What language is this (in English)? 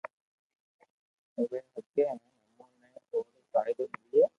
Loarki